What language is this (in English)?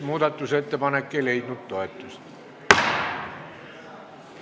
Estonian